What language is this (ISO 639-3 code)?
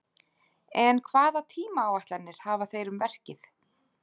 isl